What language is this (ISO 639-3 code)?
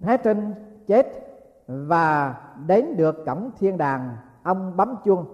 vie